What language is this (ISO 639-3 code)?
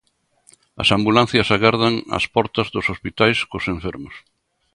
glg